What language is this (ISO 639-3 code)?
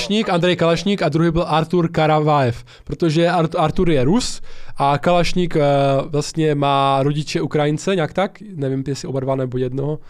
ces